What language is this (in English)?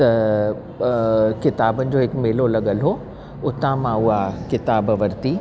Sindhi